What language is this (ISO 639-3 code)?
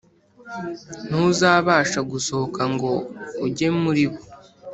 kin